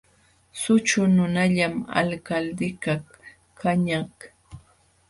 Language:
Jauja Wanca Quechua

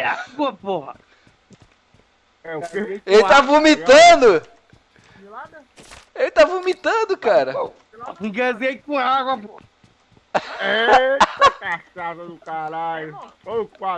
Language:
Portuguese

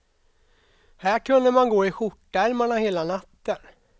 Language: Swedish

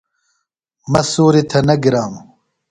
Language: Phalura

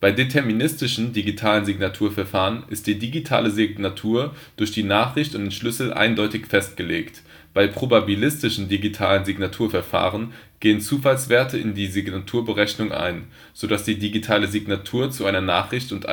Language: German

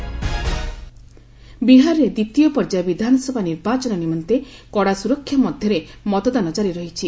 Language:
Odia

